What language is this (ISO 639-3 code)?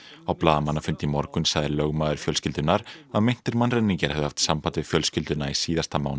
isl